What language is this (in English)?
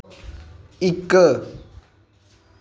Dogri